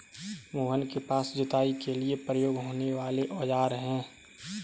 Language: Hindi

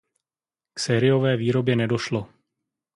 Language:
Czech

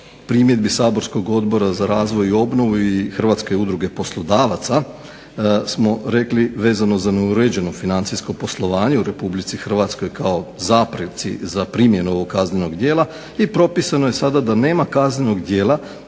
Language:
Croatian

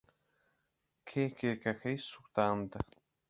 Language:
Central Kurdish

